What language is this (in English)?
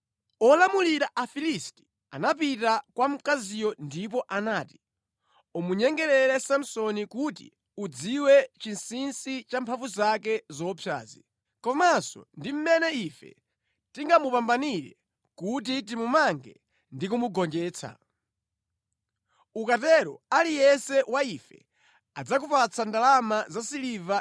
Nyanja